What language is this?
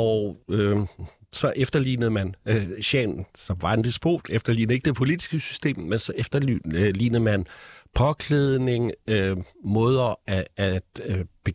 Danish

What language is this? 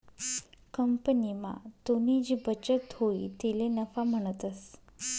Marathi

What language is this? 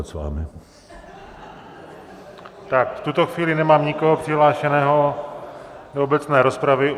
Czech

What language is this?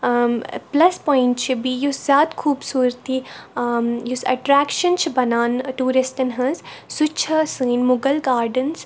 Kashmiri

